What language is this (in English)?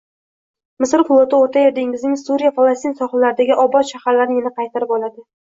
Uzbek